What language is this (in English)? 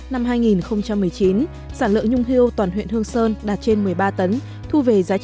Vietnamese